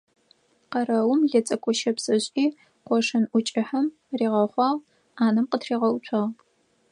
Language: Adyghe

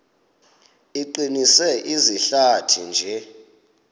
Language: Xhosa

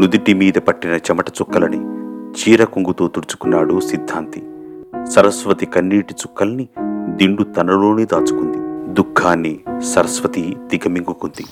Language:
Telugu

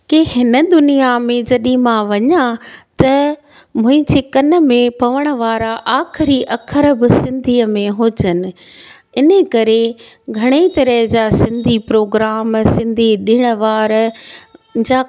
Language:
Sindhi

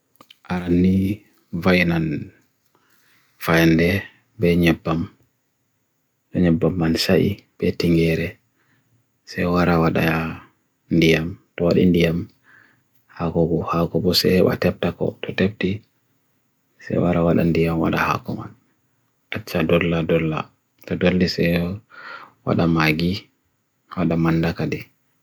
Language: Bagirmi Fulfulde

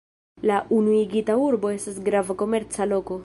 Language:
Esperanto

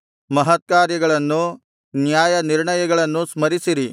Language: Kannada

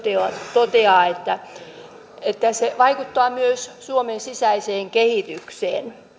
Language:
Finnish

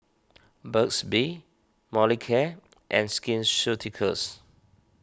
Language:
English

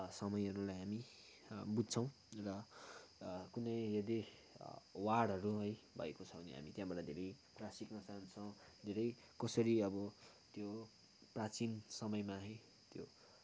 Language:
Nepali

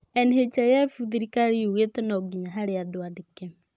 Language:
Kikuyu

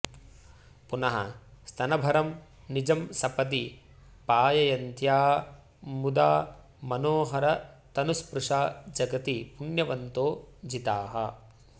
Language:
Sanskrit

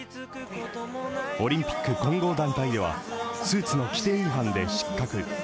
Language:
Japanese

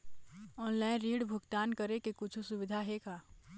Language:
Chhattisgarhi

